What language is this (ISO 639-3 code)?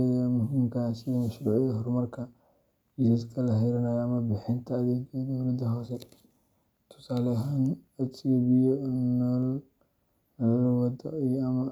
som